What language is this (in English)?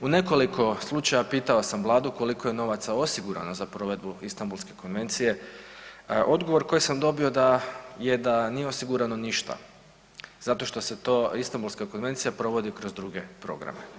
Croatian